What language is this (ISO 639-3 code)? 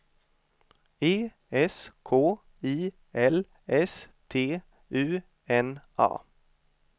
swe